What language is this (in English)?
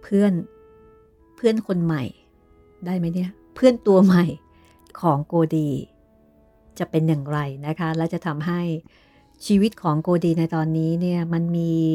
Thai